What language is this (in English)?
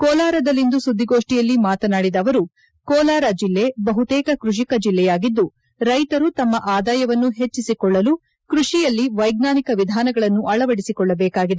Kannada